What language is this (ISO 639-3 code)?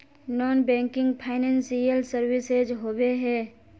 mag